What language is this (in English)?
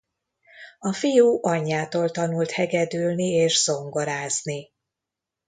Hungarian